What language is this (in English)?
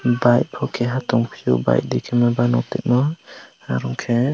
Kok Borok